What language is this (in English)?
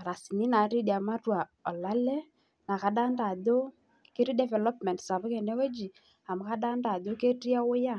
Masai